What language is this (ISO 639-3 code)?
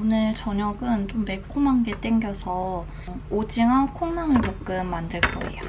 kor